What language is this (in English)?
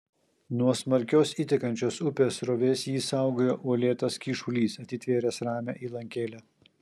Lithuanian